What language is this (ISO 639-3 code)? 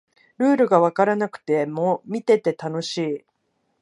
jpn